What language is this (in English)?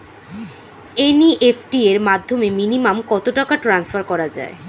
Bangla